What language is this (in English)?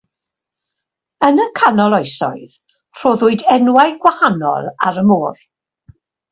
Welsh